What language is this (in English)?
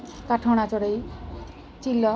Odia